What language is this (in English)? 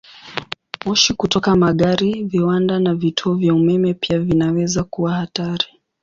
Swahili